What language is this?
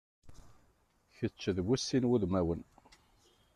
Kabyle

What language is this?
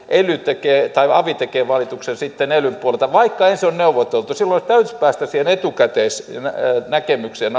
Finnish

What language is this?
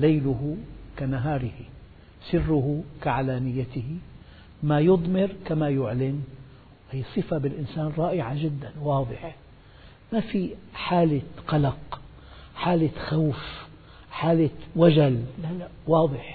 Arabic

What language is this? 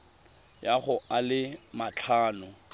Tswana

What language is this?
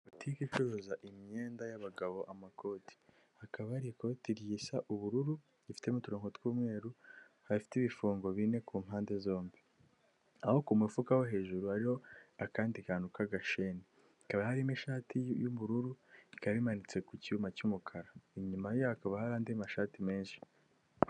Kinyarwanda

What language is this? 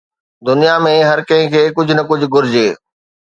Sindhi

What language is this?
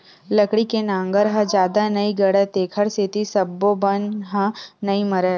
Chhattisgarhi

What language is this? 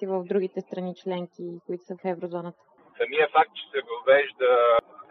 Bulgarian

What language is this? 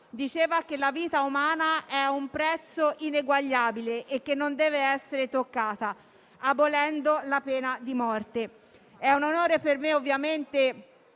Italian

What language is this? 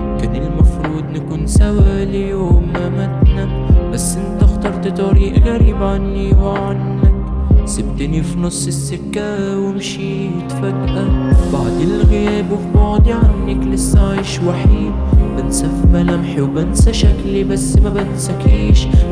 Arabic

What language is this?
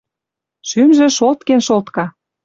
Western Mari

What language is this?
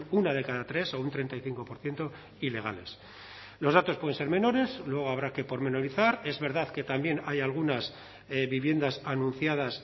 Spanish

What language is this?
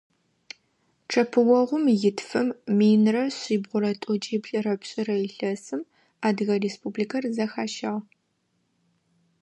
Adyghe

